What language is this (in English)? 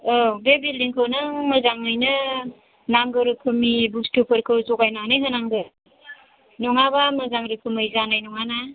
Bodo